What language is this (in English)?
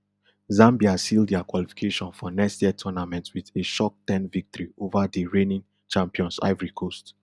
Nigerian Pidgin